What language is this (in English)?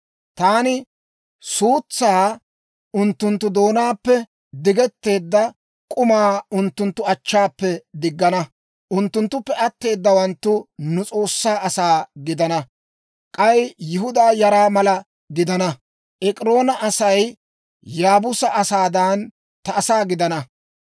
Dawro